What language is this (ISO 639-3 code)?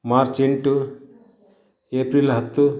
kan